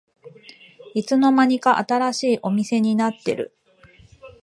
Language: Japanese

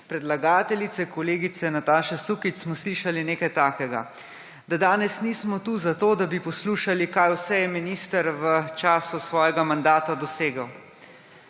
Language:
Slovenian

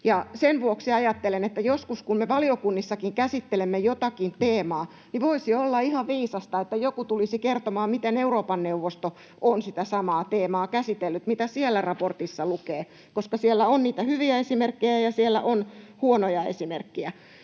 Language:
Finnish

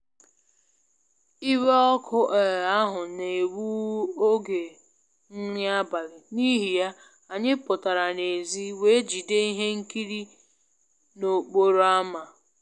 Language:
Igbo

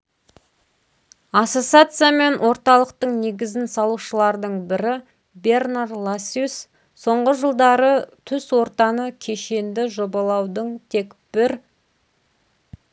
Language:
Kazakh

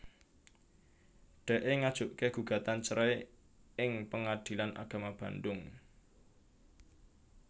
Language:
Javanese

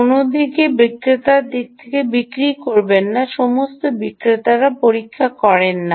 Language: Bangla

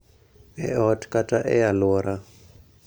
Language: Luo (Kenya and Tanzania)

